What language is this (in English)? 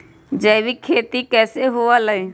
Magahi